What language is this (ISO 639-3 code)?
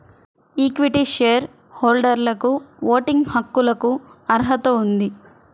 tel